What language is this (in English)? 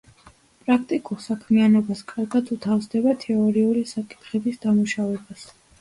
Georgian